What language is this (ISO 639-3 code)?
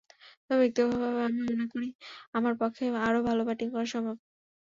ben